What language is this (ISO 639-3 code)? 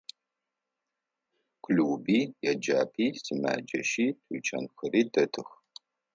ady